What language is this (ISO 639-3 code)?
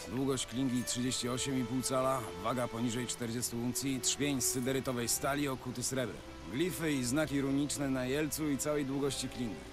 pol